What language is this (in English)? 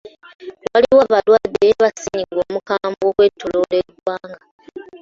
Ganda